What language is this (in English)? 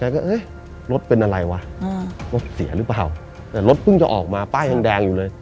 Thai